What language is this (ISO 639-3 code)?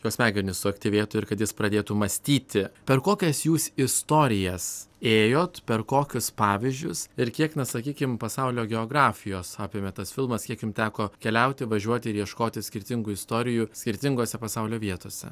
lit